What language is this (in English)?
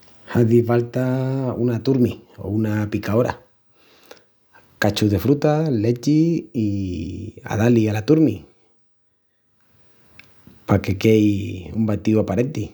Extremaduran